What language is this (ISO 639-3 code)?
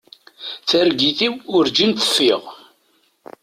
kab